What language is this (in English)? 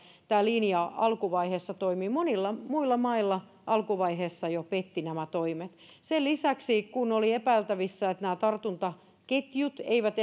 Finnish